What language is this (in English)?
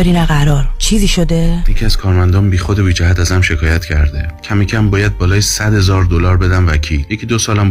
Persian